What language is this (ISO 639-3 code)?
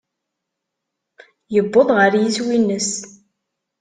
kab